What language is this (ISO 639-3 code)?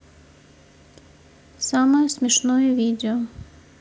rus